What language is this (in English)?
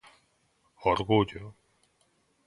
Galician